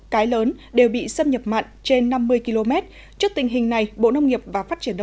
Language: Vietnamese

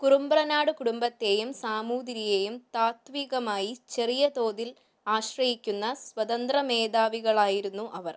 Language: Malayalam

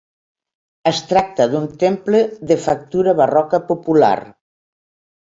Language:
Catalan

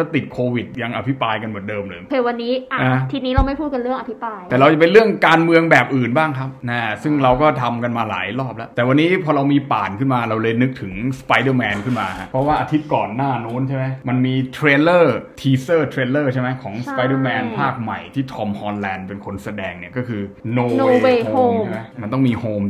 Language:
Thai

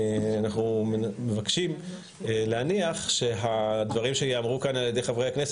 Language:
Hebrew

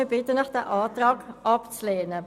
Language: Swiss German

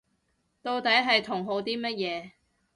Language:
Cantonese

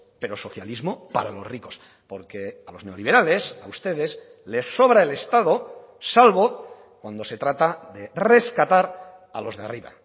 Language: Spanish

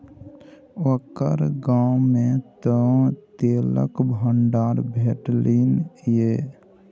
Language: Maithili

